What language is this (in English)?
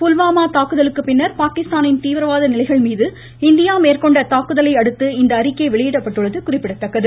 Tamil